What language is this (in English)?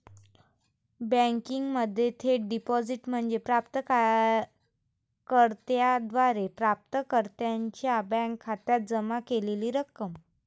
Marathi